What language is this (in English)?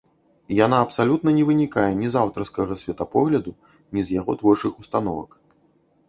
Belarusian